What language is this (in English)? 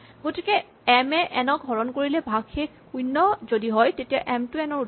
Assamese